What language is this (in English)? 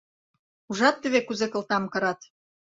Mari